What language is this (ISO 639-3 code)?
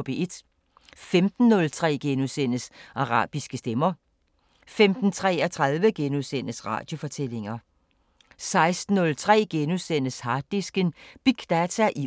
dan